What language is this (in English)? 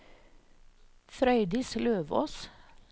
Norwegian